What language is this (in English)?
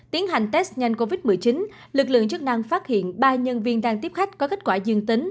Vietnamese